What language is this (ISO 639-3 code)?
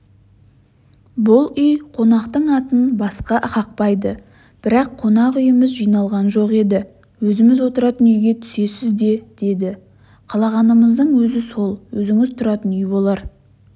kaz